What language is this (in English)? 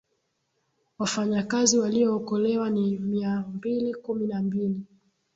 Swahili